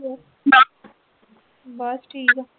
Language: Punjabi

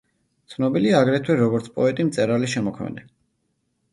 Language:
Georgian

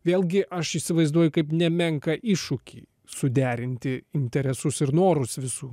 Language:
Lithuanian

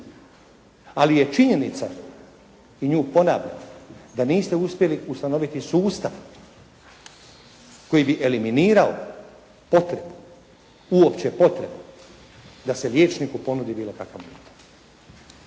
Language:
Croatian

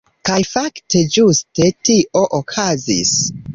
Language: Esperanto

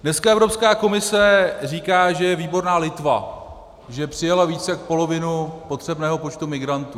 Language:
Czech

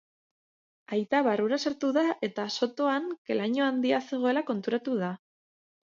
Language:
Basque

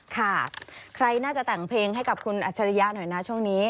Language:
Thai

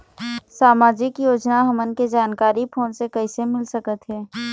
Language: Chhattisgarhi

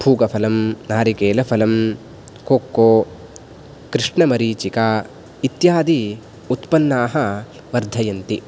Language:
Sanskrit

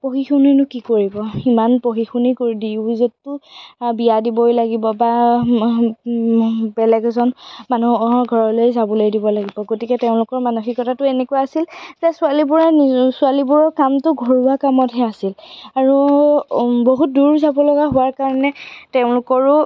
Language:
Assamese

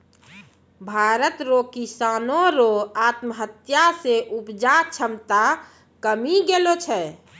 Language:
Maithili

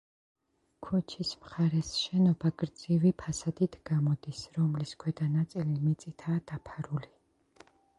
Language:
Georgian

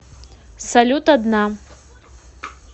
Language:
Russian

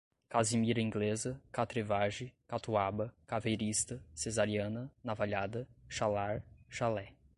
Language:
Portuguese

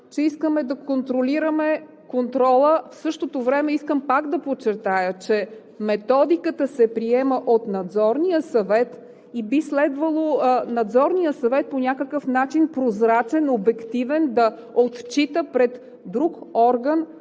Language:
Bulgarian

